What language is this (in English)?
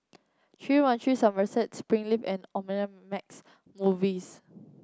English